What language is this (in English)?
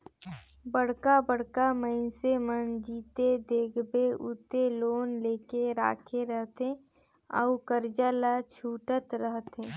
Chhattisgarhi